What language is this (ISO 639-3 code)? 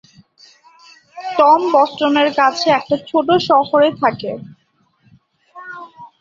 ben